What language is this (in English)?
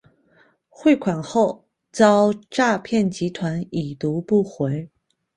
Chinese